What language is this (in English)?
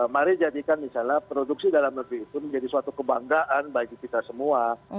Indonesian